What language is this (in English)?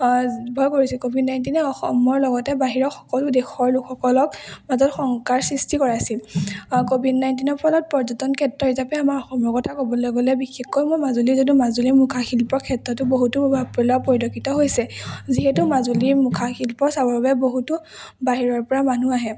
Assamese